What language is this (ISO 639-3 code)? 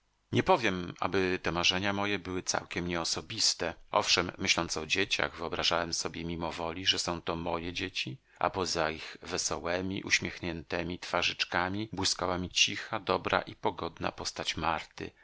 pol